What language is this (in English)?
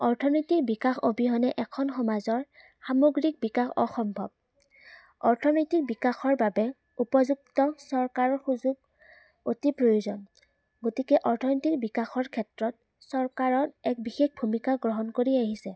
Assamese